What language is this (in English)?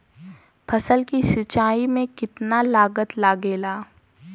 Bhojpuri